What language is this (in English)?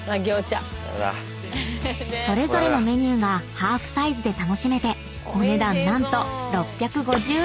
Japanese